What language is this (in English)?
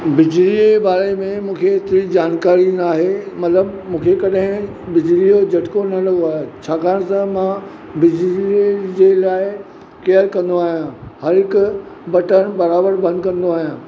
Sindhi